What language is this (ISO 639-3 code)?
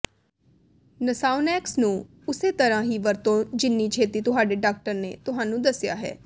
pan